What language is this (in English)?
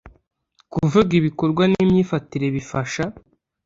Kinyarwanda